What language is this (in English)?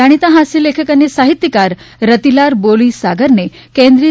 Gujarati